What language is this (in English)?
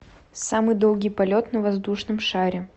Russian